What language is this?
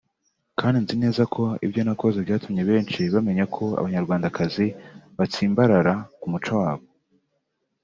Kinyarwanda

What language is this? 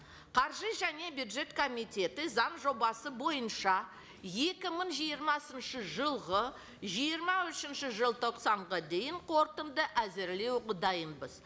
Kazakh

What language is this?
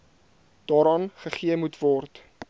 Afrikaans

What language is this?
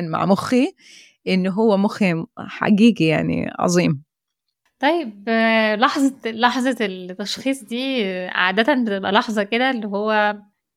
Arabic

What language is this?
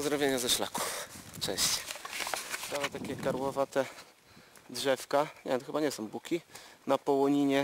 Polish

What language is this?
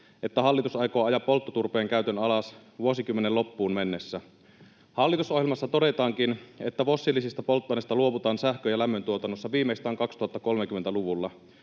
Finnish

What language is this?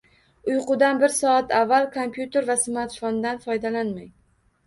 Uzbek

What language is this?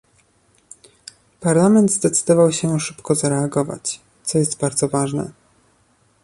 Polish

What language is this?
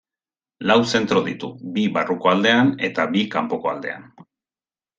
Basque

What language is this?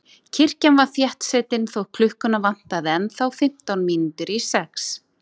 Icelandic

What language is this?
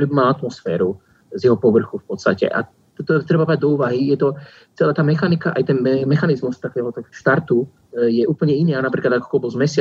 Slovak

